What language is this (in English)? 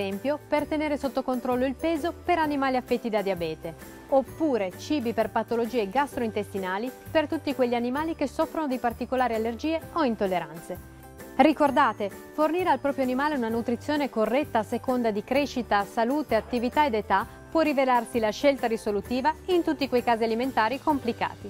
Italian